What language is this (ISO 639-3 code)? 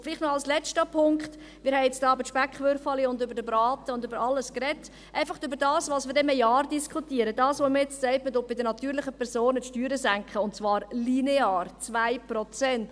gsw